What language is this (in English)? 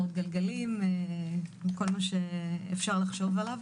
Hebrew